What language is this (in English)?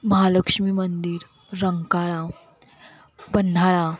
Marathi